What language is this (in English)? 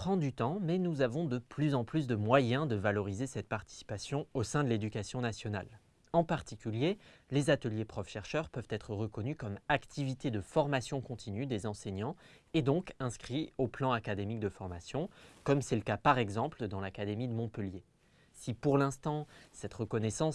French